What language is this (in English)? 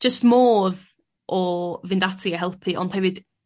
Welsh